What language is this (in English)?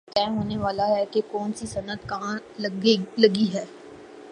Urdu